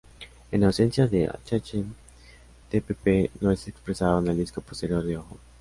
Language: Spanish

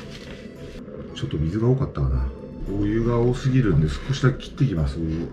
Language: Japanese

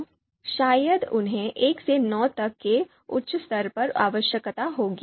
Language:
Hindi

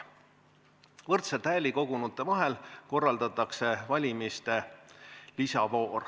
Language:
Estonian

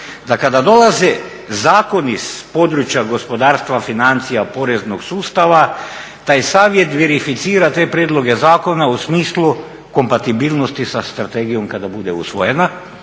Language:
Croatian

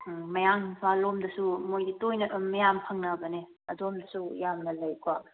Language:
Manipuri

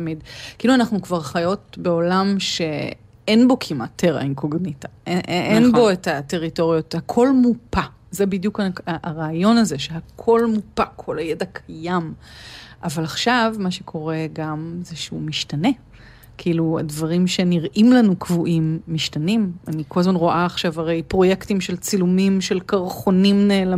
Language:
Hebrew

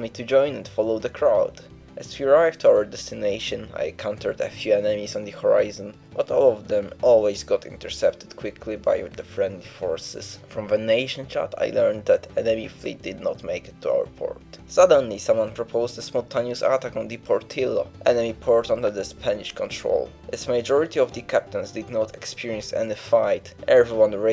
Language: English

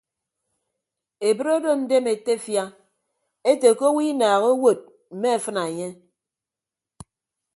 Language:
Ibibio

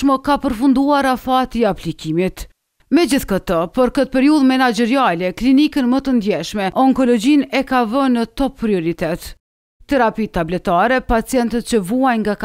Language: Romanian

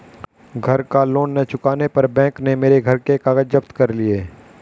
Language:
Hindi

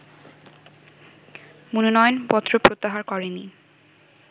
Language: Bangla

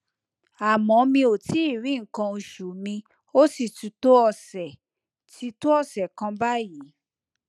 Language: Yoruba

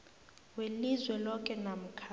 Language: South Ndebele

